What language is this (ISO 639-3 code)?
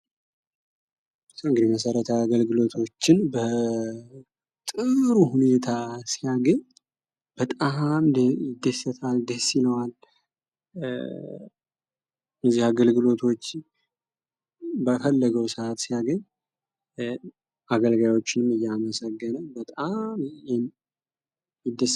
amh